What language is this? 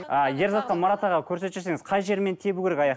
Kazakh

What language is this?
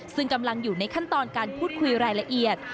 Thai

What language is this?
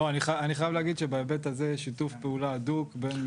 Hebrew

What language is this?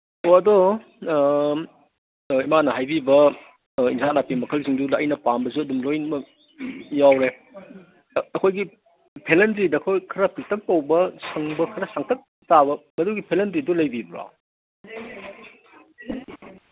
Manipuri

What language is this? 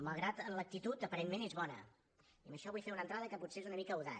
Catalan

